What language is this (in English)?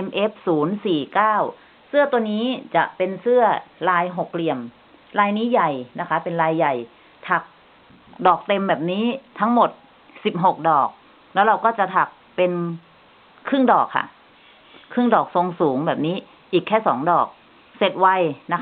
Thai